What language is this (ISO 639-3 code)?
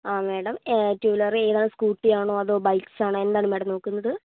mal